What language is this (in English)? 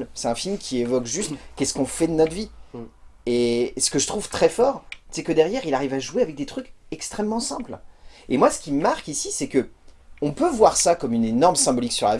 French